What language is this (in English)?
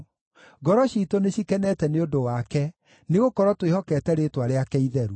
Kikuyu